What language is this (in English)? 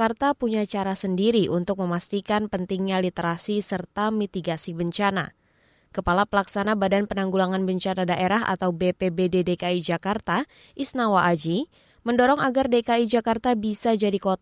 Indonesian